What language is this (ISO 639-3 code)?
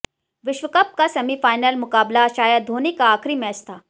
hin